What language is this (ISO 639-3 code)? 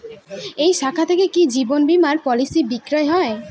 ben